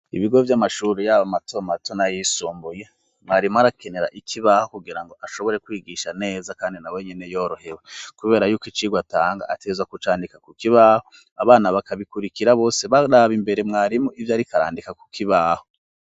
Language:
Rundi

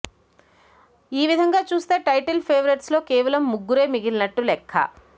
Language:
Telugu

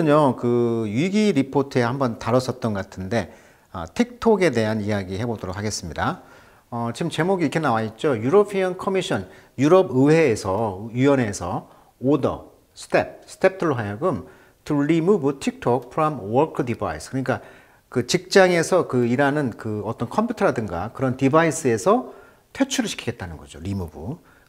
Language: Korean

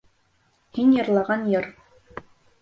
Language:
Bashkir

